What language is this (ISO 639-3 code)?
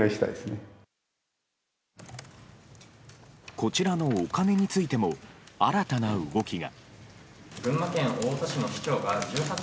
jpn